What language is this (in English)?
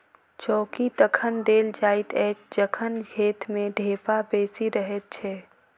Maithili